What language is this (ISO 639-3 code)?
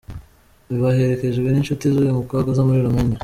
kin